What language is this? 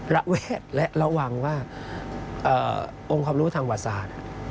Thai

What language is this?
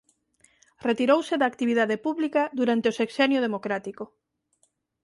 Galician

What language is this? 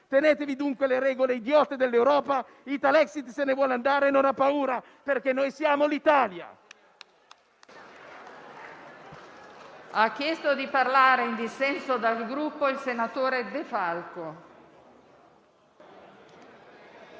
Italian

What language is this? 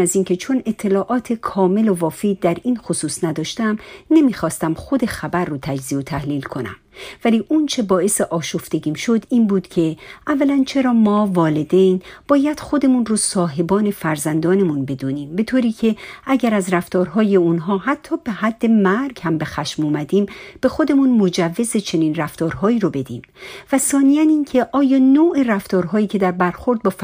Persian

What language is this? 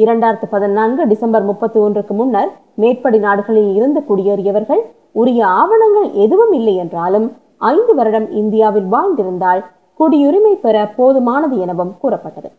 Tamil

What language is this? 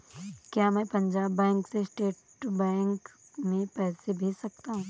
Hindi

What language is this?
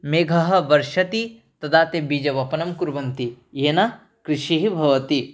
Sanskrit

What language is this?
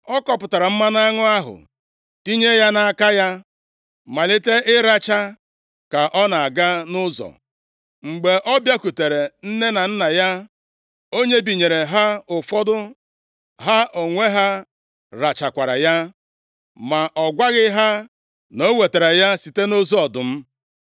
Igbo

